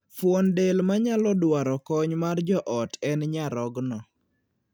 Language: Luo (Kenya and Tanzania)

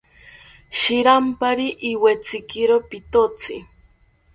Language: South Ucayali Ashéninka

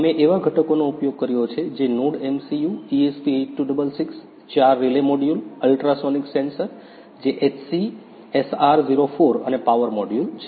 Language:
Gujarati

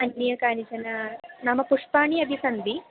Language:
Sanskrit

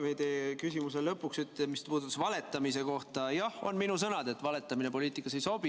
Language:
Estonian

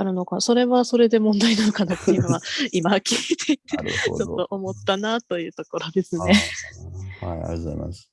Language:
Japanese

